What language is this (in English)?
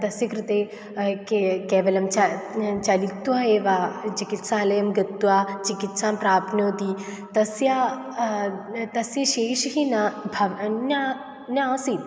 Sanskrit